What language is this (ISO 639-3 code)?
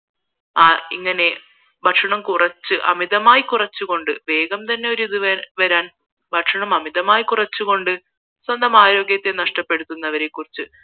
mal